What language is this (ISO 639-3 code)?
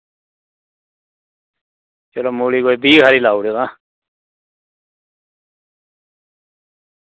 doi